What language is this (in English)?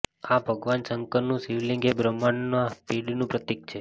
Gujarati